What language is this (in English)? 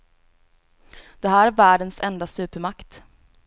Swedish